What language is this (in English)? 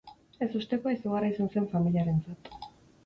Basque